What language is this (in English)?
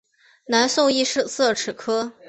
Chinese